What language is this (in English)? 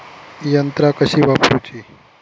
Marathi